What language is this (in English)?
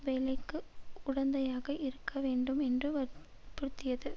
Tamil